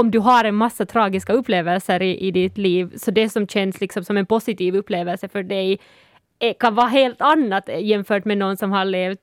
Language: Swedish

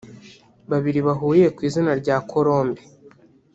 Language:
Kinyarwanda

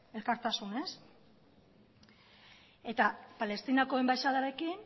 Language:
Basque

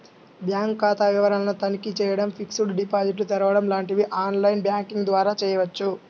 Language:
Telugu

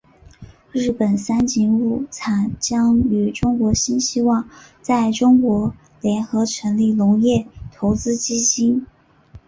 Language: Chinese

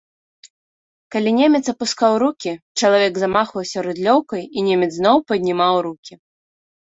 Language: Belarusian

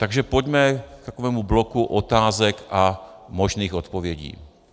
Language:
Czech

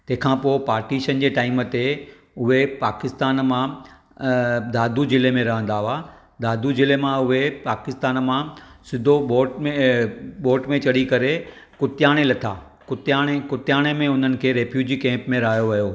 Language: Sindhi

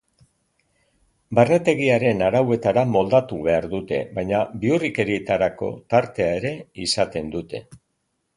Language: Basque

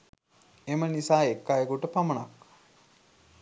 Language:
Sinhala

